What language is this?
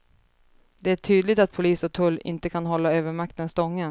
Swedish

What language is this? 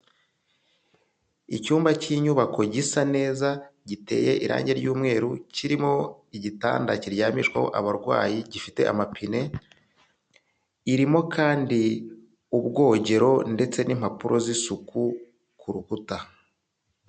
Kinyarwanda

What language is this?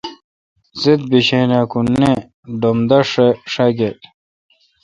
Kalkoti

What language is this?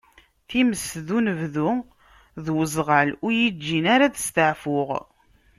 Kabyle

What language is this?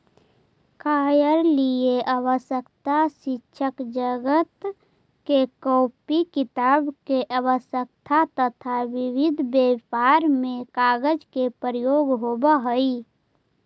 Magahi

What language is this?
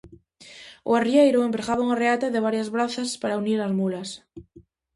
Galician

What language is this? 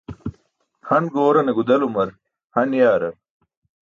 Burushaski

